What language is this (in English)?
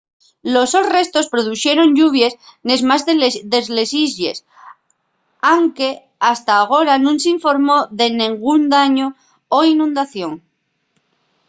Asturian